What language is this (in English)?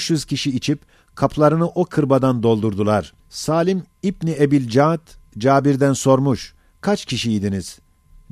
Turkish